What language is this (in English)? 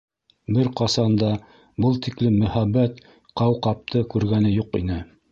Bashkir